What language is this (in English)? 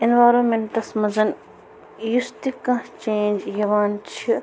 Kashmiri